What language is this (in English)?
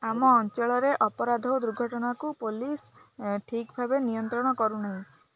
Odia